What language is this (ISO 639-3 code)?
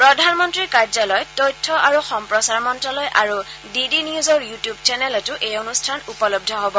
asm